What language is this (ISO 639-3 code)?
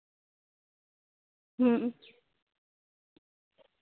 sat